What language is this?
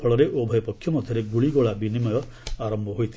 Odia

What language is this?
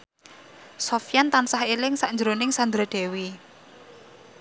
Javanese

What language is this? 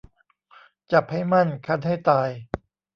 Thai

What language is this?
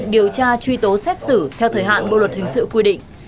Vietnamese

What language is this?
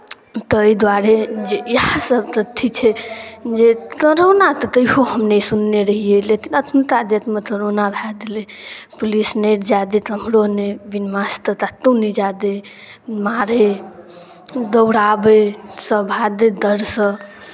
Maithili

